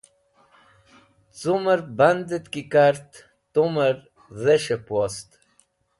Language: Wakhi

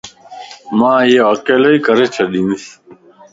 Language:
Lasi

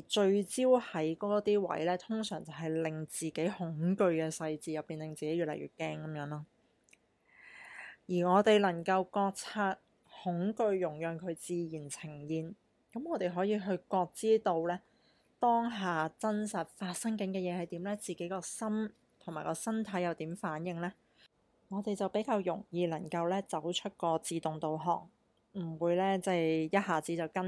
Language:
Chinese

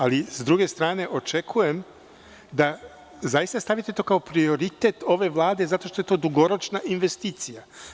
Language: Serbian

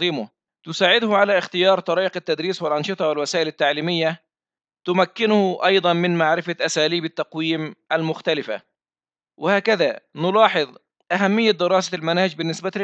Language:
Arabic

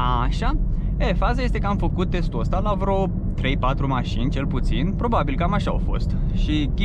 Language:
Romanian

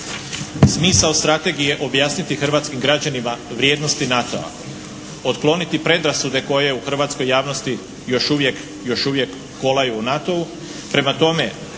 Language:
Croatian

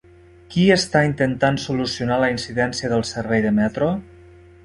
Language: Catalan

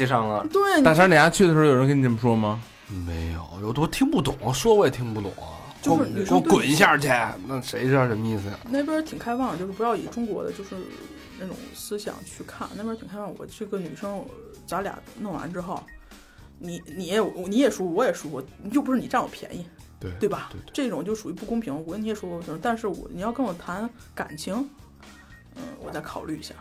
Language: Chinese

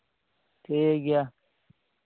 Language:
Santali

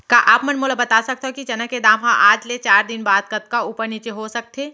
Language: Chhattisgarhi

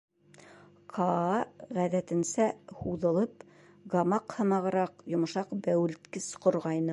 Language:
Bashkir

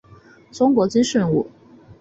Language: Chinese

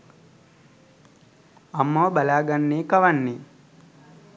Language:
Sinhala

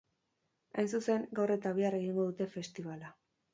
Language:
Basque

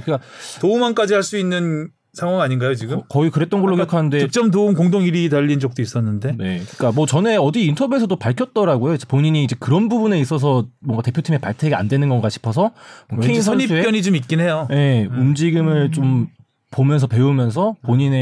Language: Korean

